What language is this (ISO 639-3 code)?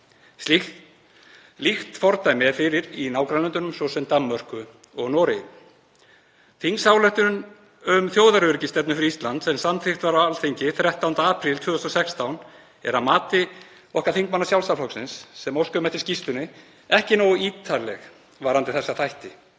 isl